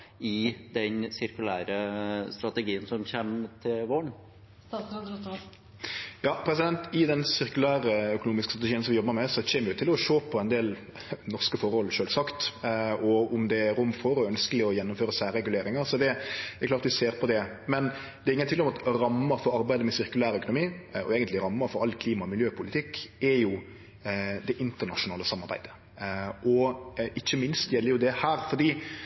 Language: Norwegian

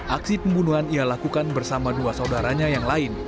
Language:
Indonesian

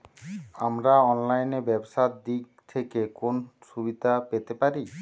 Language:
Bangla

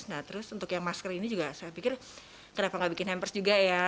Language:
Indonesian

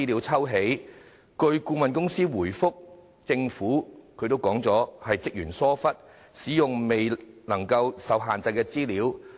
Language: Cantonese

